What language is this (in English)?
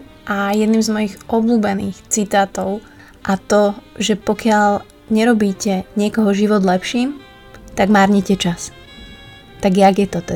Slovak